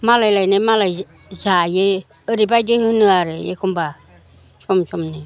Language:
Bodo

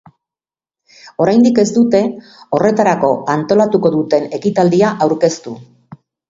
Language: Basque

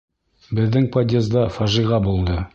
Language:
Bashkir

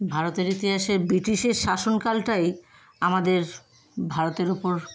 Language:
Bangla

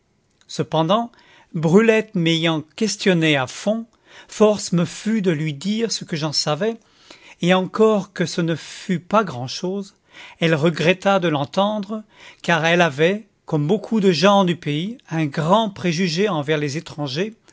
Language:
French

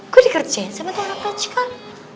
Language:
Indonesian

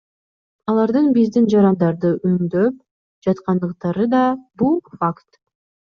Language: Kyrgyz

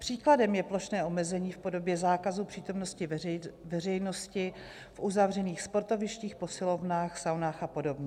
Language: Czech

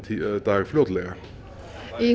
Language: Icelandic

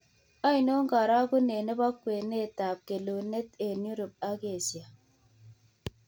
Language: Kalenjin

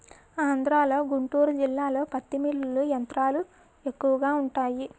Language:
Telugu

